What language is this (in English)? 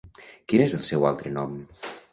Catalan